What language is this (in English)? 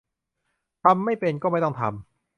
Thai